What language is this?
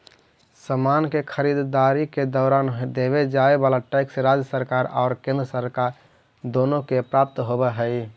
Magahi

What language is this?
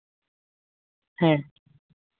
Santali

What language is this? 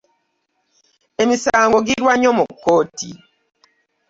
Ganda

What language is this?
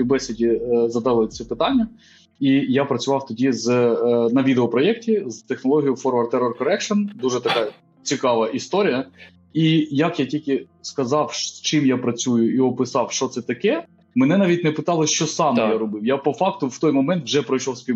Ukrainian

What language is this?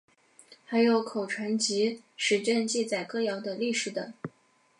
Chinese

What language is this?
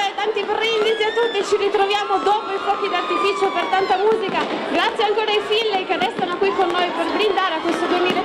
Italian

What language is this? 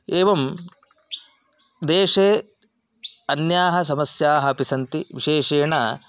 Sanskrit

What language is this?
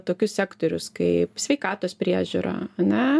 Lithuanian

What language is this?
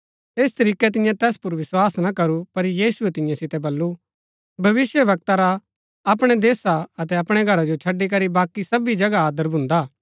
Gaddi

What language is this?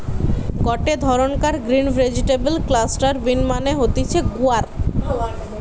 Bangla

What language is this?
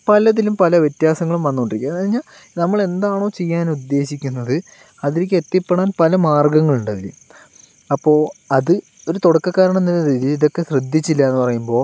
Malayalam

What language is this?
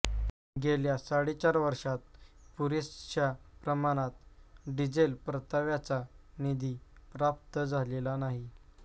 Marathi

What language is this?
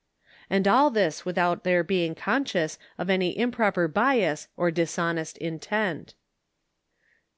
English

